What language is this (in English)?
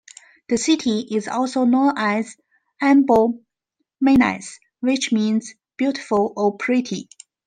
English